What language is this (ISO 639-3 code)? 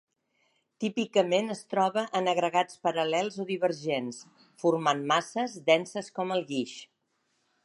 cat